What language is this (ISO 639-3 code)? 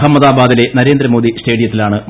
mal